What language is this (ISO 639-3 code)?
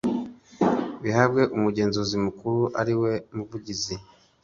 kin